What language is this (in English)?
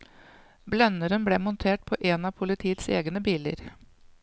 Norwegian